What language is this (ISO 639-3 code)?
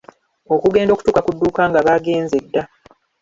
lug